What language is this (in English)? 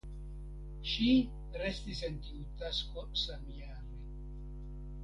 Esperanto